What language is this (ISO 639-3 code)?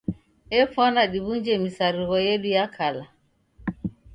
dav